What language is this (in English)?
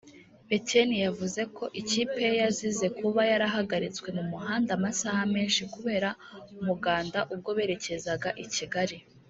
Kinyarwanda